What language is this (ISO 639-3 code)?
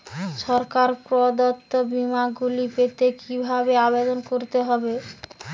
ben